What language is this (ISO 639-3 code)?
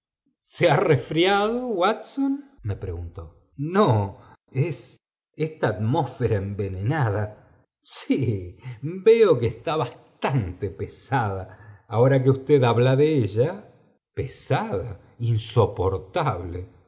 spa